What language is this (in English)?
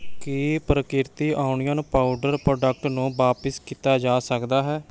Punjabi